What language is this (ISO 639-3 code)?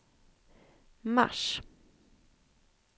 swe